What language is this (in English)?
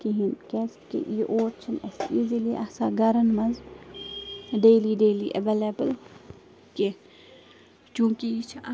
Kashmiri